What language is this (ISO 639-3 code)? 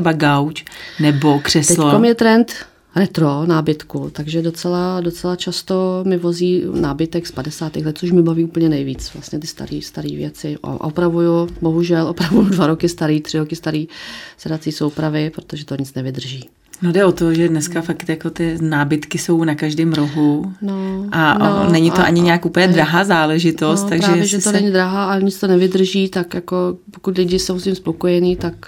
ces